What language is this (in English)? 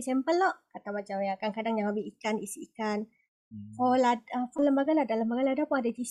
Malay